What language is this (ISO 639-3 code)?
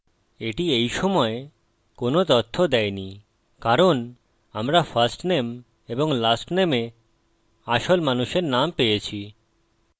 ben